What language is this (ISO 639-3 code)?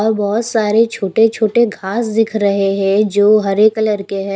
hin